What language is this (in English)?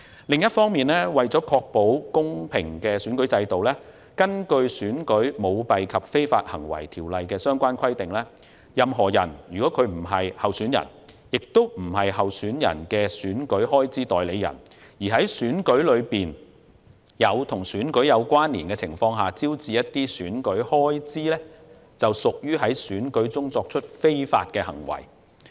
Cantonese